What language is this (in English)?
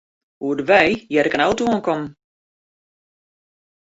Western Frisian